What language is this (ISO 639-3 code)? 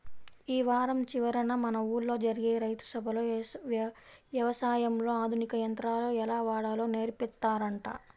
tel